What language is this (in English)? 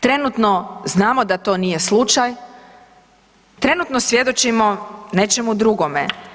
Croatian